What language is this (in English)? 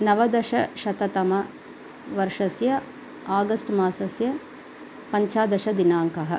Sanskrit